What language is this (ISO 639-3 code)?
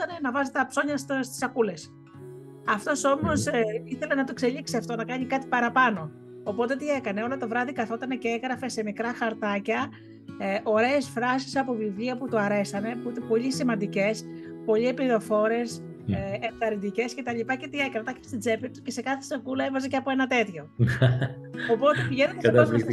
ell